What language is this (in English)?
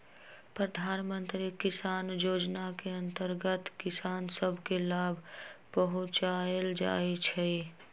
Magahi